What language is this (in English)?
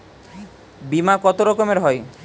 Bangla